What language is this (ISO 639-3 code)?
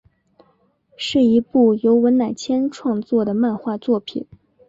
zho